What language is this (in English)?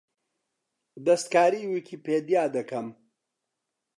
Central Kurdish